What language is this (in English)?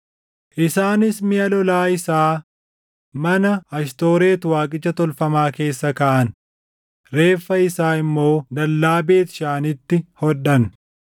Oromo